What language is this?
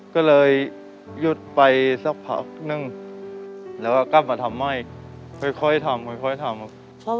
Thai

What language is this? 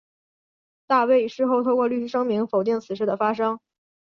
Chinese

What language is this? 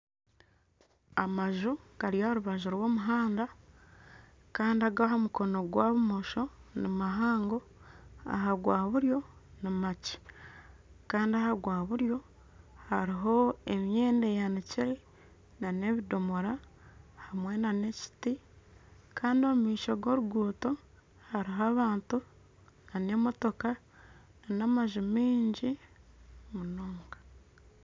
Nyankole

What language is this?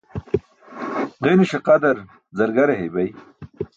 Burushaski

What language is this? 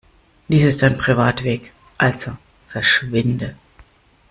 German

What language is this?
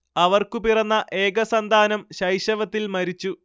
Malayalam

